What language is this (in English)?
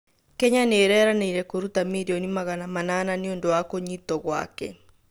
Kikuyu